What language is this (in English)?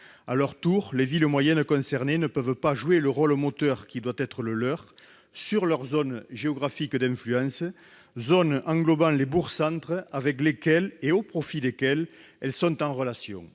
French